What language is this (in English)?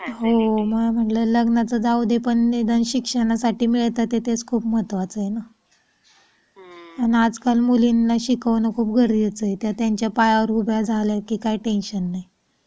Marathi